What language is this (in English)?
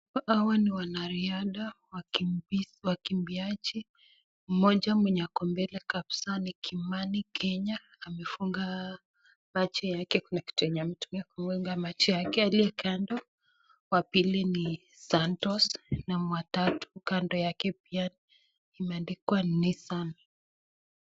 Swahili